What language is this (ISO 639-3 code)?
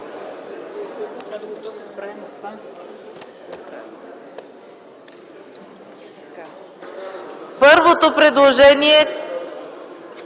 bul